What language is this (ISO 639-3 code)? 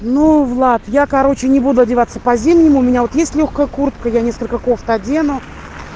rus